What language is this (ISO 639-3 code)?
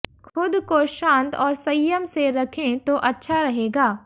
hin